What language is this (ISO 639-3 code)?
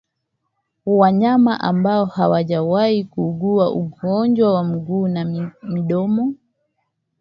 swa